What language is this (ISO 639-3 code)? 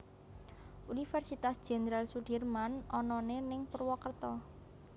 jav